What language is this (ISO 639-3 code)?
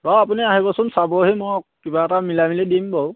asm